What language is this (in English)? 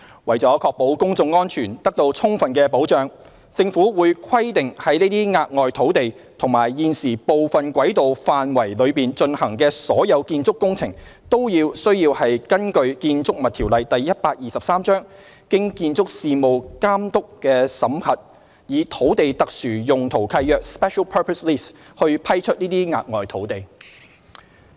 Cantonese